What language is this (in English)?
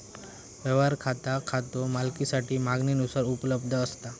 Marathi